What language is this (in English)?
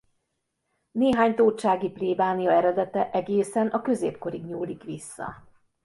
Hungarian